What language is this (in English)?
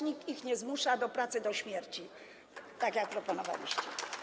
Polish